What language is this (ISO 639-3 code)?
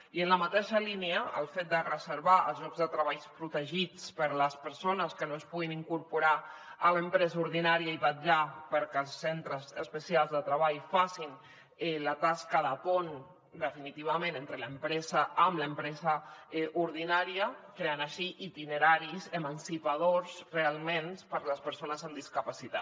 cat